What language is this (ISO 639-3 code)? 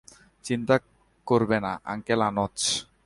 ben